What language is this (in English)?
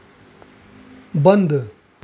Hindi